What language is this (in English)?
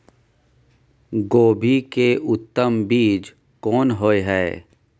Maithili